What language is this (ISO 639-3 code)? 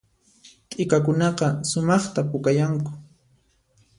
qxp